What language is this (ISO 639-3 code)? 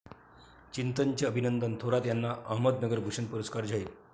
mar